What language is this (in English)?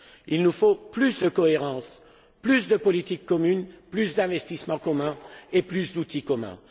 French